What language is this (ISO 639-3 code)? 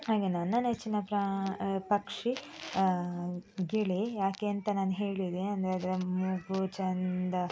kan